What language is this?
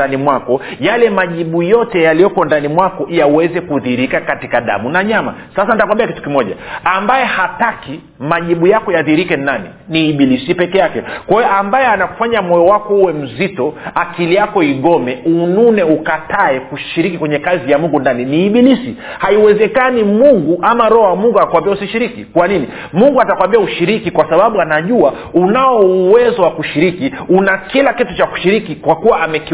Swahili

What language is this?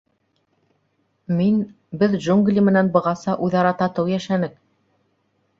Bashkir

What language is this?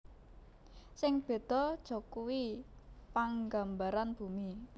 Javanese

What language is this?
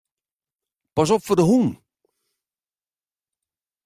Western Frisian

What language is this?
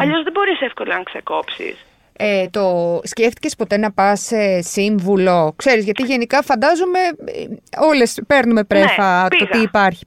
Greek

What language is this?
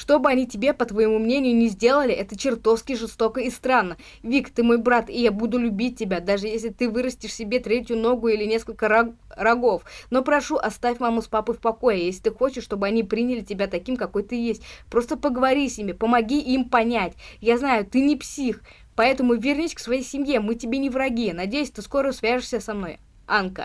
Russian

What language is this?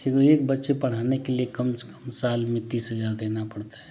Hindi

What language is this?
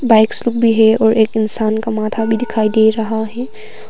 Hindi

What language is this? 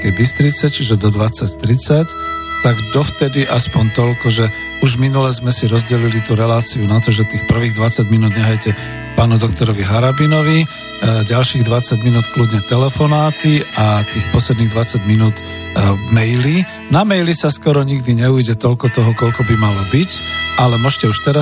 Slovak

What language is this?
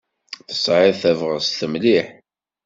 Kabyle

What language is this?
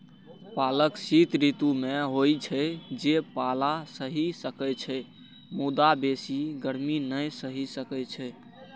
Maithili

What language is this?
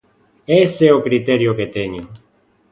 Galician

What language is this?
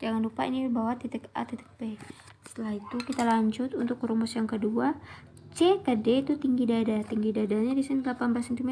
Indonesian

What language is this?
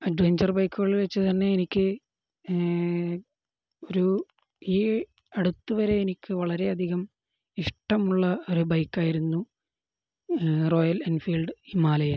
Malayalam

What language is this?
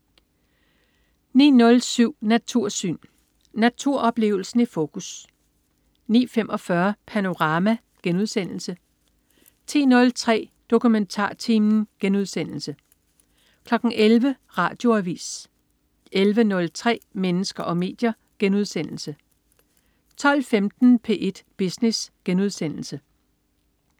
Danish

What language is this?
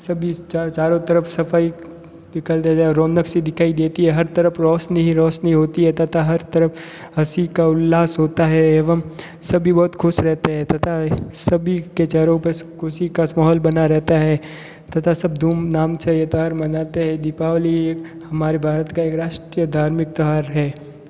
Hindi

